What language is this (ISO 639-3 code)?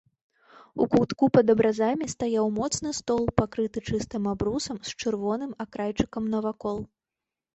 bel